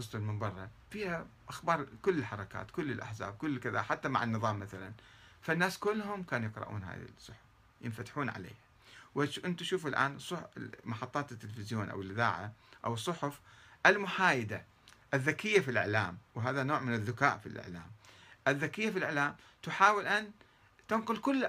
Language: Arabic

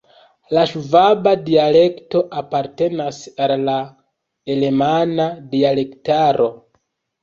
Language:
Esperanto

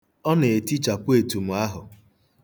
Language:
Igbo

